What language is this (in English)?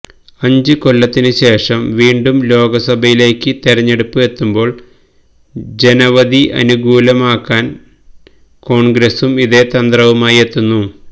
Malayalam